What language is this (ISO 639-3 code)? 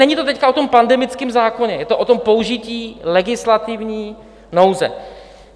ces